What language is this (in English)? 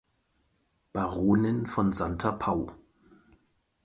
German